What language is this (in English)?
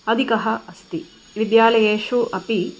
Sanskrit